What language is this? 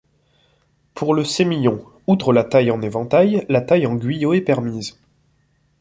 French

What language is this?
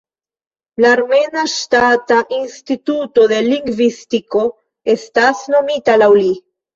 Esperanto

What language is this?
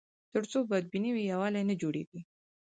Pashto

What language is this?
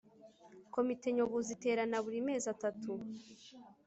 Kinyarwanda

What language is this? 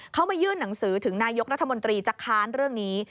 Thai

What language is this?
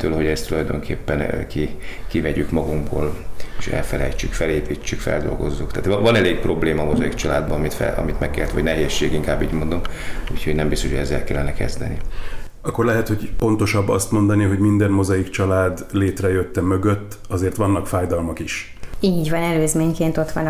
Hungarian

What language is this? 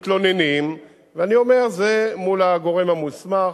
Hebrew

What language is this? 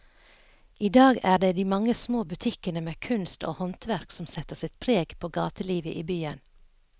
Norwegian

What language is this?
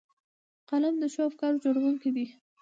Pashto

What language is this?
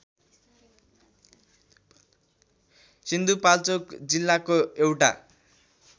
Nepali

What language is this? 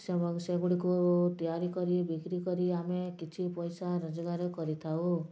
Odia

